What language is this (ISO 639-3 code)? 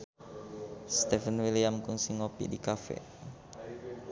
sun